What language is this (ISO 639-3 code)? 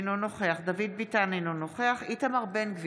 heb